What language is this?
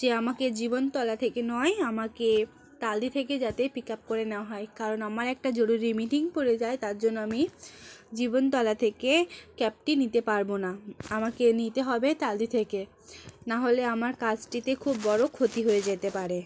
Bangla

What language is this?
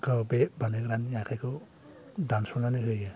Bodo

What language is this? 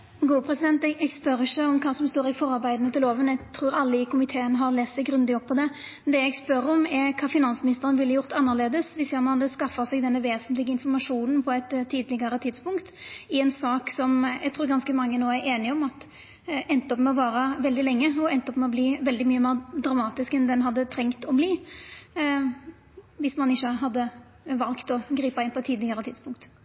Norwegian Nynorsk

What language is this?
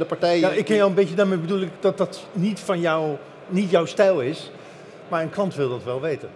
Dutch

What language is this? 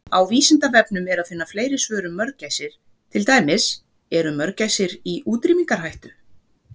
Icelandic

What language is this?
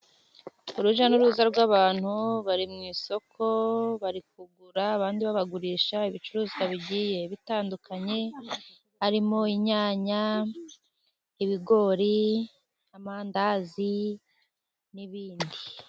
Kinyarwanda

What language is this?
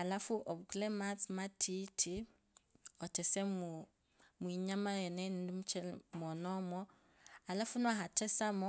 Kabras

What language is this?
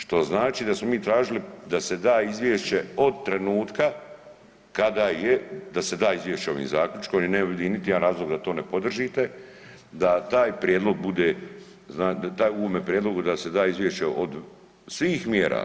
Croatian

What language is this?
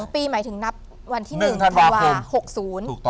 Thai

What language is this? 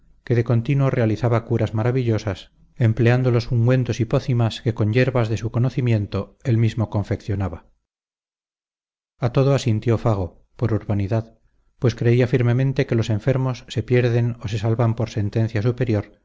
Spanish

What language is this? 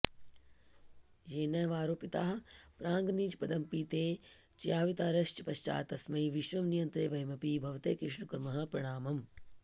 Sanskrit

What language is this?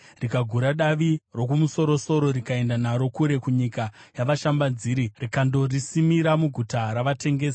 Shona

